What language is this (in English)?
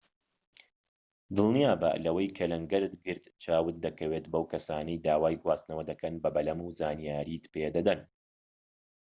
Central Kurdish